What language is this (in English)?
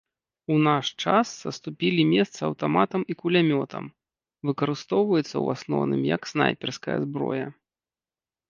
Belarusian